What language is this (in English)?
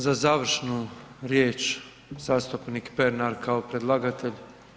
Croatian